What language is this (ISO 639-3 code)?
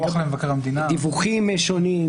heb